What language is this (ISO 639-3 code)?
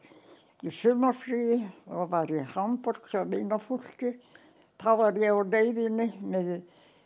isl